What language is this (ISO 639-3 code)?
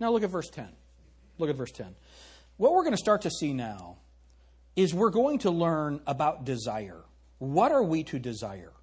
eng